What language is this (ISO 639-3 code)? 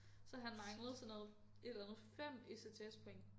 dan